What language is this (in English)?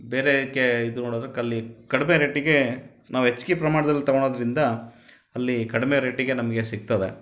Kannada